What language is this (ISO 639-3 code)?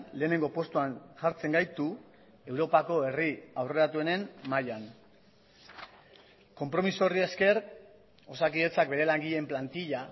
eus